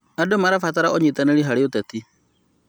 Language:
Kikuyu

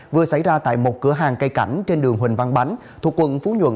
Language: Vietnamese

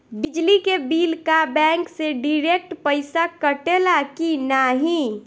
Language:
Bhojpuri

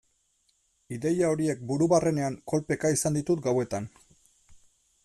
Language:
Basque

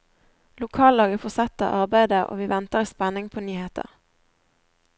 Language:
Norwegian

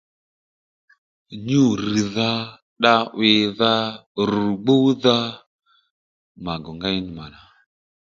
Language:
Lendu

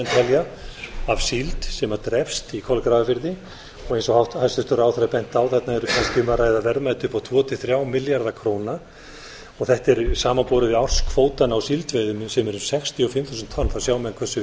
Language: Icelandic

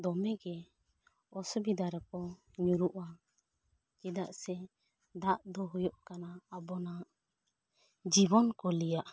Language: Santali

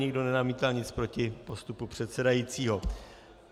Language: Czech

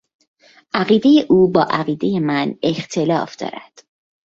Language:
Persian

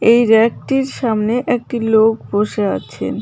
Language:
Bangla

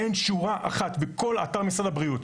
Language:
Hebrew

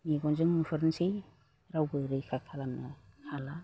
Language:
Bodo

